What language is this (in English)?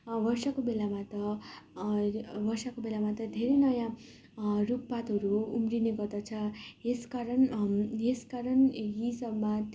Nepali